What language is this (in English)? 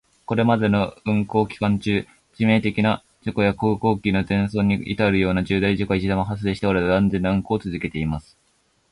Japanese